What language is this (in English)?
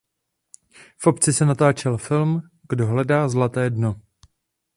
Czech